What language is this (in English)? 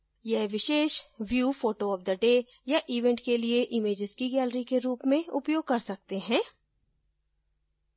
Hindi